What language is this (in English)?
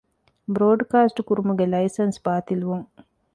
Divehi